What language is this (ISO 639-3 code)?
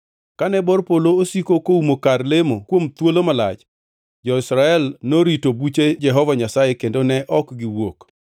luo